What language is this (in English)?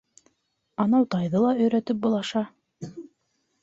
Bashkir